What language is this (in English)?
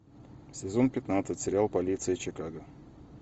Russian